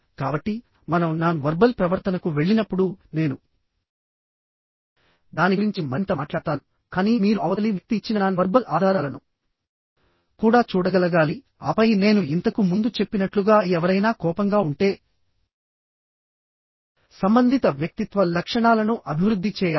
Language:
Telugu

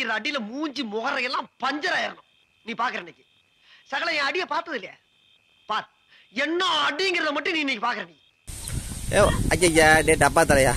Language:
Indonesian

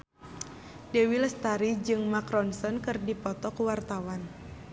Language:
Sundanese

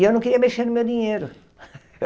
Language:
Portuguese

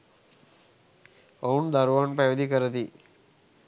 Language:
Sinhala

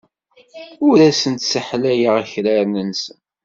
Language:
Kabyle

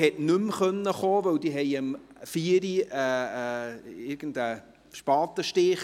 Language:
Swiss German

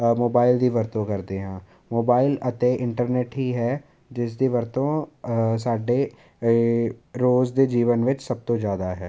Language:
Punjabi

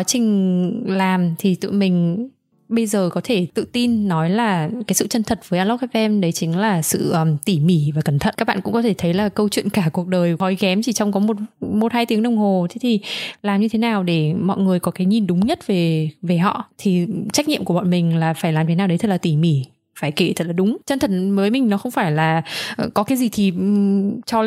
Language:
Vietnamese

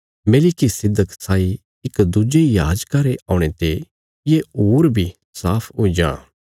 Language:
Bilaspuri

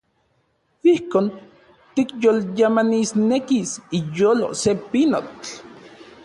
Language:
Central Puebla Nahuatl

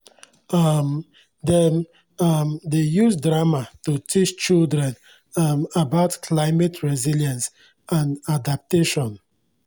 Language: Nigerian Pidgin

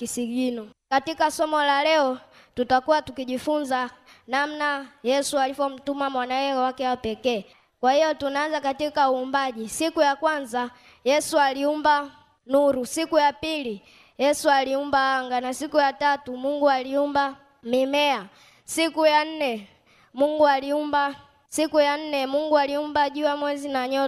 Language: Swahili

